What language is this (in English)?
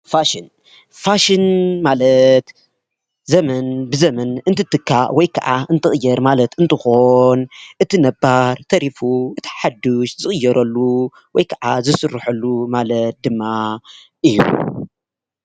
Tigrinya